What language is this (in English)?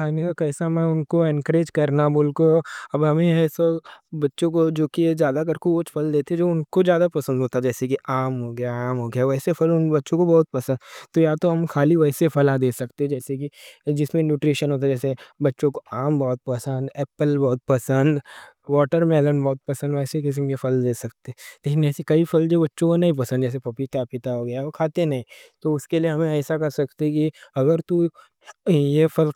Deccan